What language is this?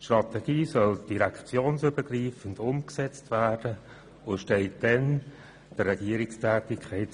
Swiss German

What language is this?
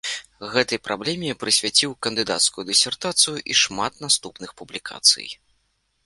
Belarusian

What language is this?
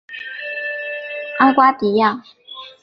Chinese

